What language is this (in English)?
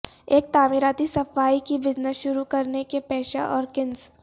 Urdu